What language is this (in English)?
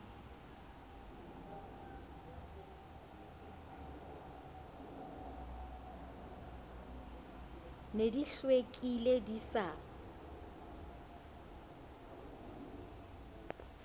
Southern Sotho